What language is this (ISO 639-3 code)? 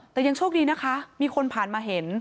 tha